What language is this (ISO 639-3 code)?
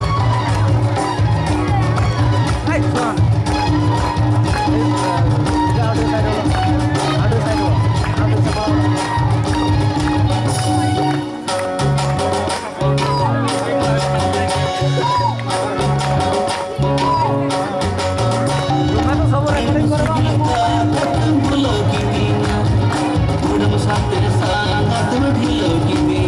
ori